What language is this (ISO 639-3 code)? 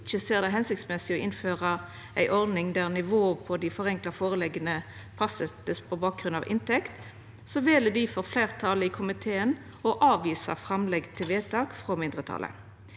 nor